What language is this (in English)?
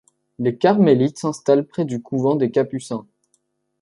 French